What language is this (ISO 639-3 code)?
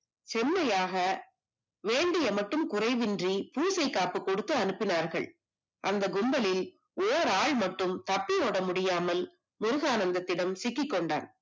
tam